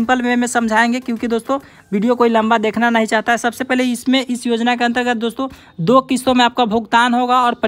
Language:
Hindi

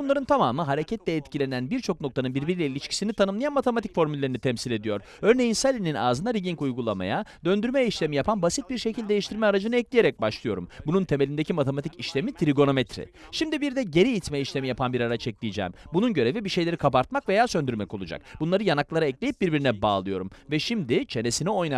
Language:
Turkish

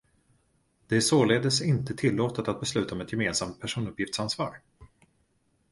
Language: Swedish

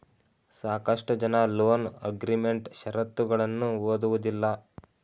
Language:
Kannada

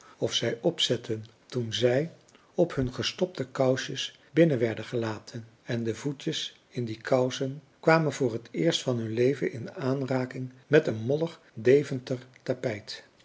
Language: Dutch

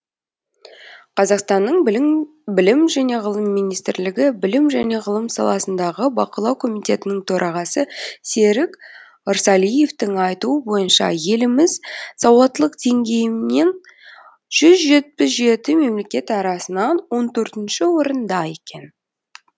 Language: Kazakh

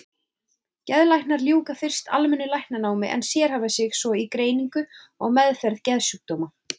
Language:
Icelandic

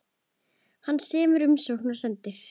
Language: Icelandic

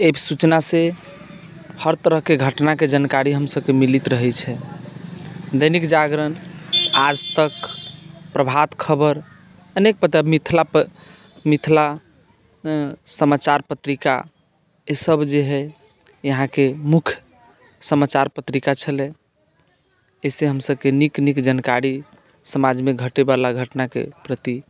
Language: Maithili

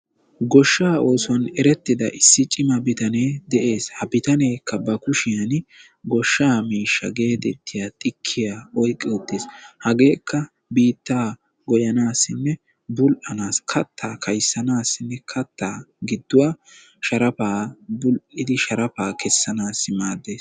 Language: Wolaytta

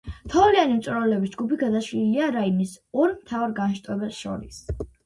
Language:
Georgian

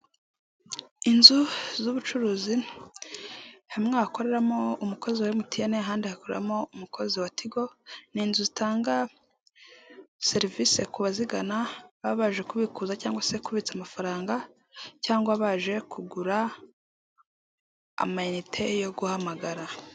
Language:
Kinyarwanda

